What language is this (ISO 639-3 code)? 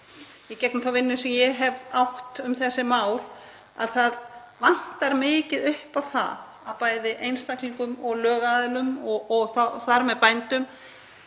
isl